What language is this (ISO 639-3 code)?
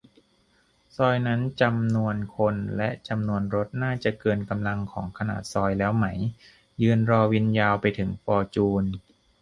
tha